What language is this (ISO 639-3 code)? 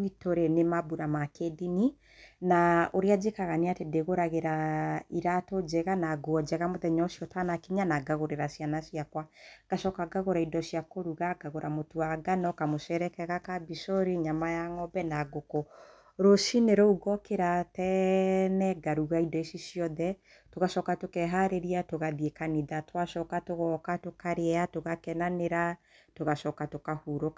kik